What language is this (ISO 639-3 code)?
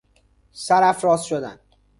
fas